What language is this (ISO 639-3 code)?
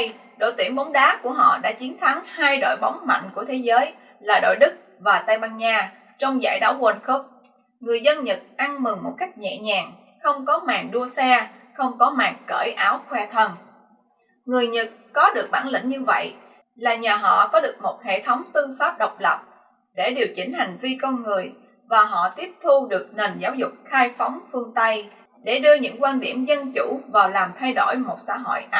vie